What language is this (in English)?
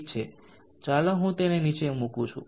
Gujarati